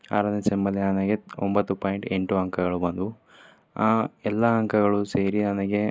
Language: Kannada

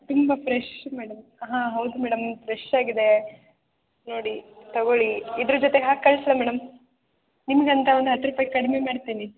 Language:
Kannada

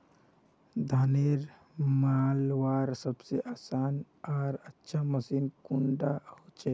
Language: Magahi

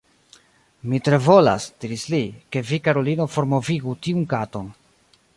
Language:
Esperanto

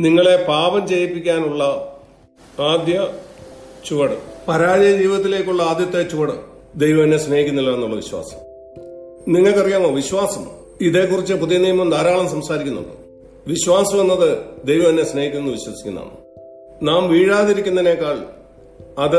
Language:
Malayalam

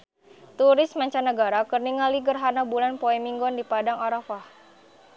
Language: Sundanese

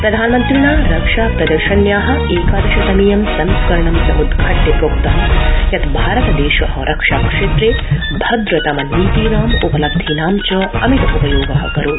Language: Sanskrit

